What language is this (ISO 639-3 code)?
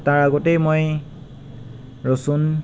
asm